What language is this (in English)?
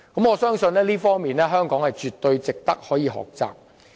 Cantonese